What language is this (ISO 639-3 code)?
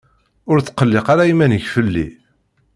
kab